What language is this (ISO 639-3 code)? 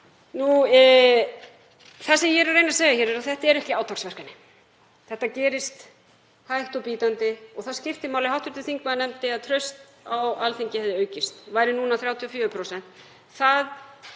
isl